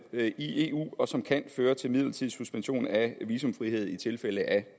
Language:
Danish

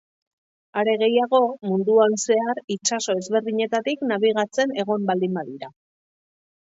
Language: Basque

